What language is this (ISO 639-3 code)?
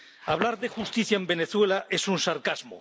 spa